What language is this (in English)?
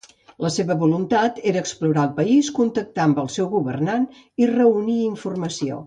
Catalan